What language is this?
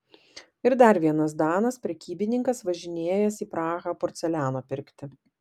Lithuanian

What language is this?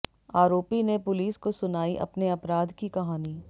Hindi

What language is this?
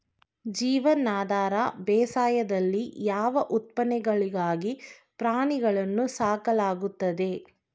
Kannada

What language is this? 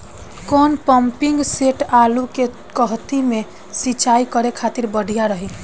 Bhojpuri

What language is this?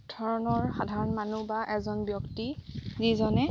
Assamese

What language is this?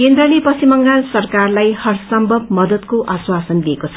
Nepali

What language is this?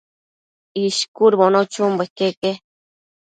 Matsés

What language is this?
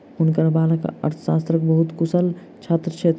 Maithili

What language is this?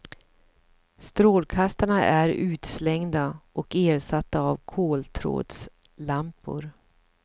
Swedish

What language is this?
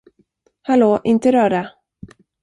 Swedish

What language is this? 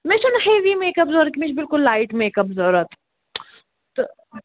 Kashmiri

